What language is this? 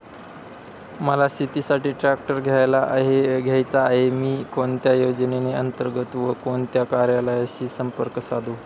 Marathi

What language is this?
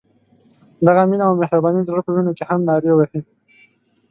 Pashto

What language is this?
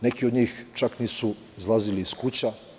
Serbian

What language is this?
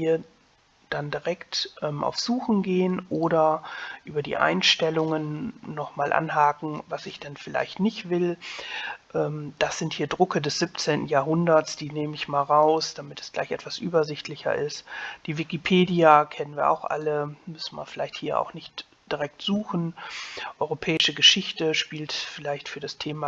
German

